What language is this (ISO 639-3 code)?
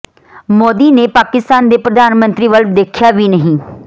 pan